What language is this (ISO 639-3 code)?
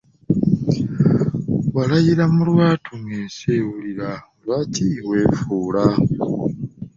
lug